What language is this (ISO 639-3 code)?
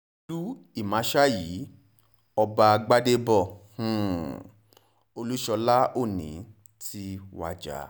yor